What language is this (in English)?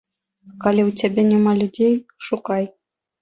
Belarusian